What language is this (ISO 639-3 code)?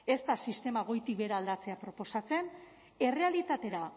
eus